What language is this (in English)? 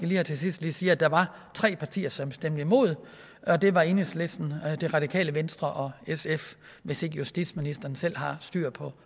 Danish